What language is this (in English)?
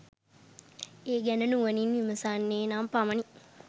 Sinhala